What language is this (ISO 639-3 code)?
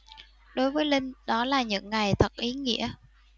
vie